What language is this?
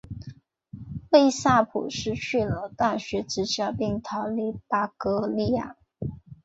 Chinese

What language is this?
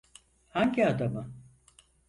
Turkish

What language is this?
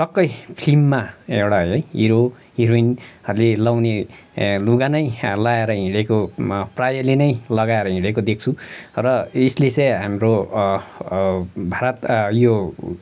Nepali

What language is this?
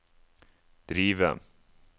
Norwegian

